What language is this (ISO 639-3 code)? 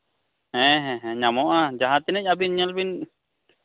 sat